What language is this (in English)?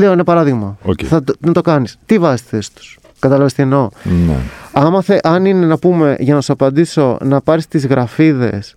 Greek